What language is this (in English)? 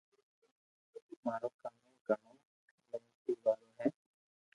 Loarki